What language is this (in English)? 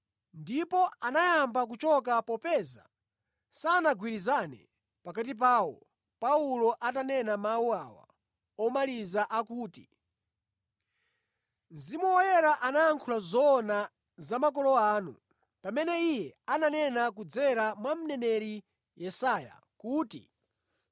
Nyanja